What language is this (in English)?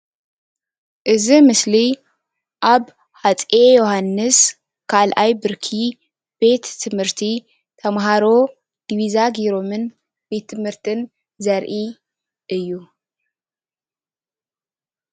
Tigrinya